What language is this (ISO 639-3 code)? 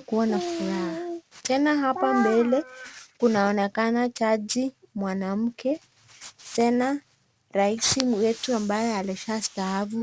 swa